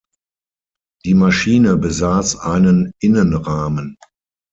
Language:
German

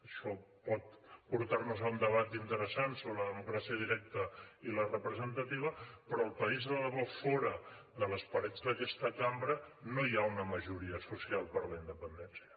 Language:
Catalan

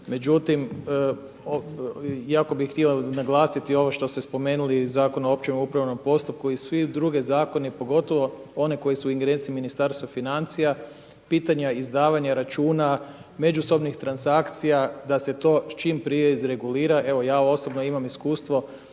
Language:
Croatian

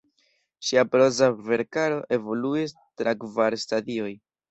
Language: Esperanto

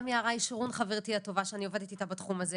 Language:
Hebrew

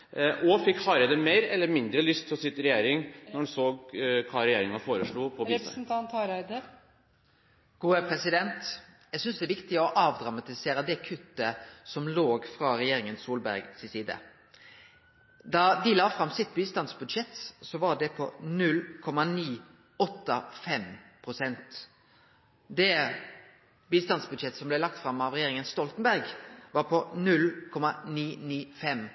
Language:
Norwegian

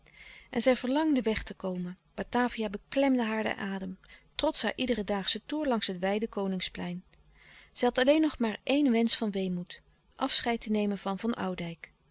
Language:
Dutch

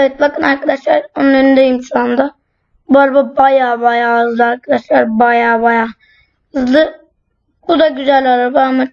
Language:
Turkish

